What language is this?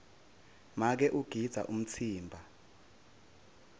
Swati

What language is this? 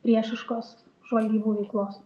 Lithuanian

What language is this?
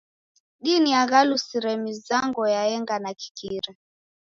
Taita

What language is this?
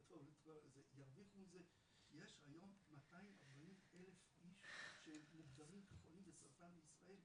Hebrew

